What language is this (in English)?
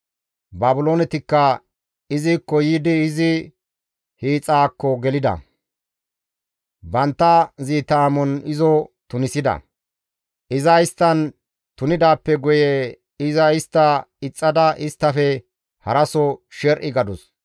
Gamo